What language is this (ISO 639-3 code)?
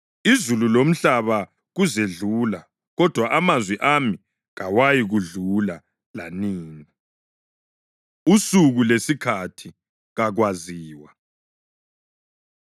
nde